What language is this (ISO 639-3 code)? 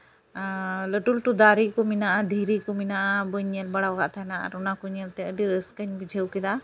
sat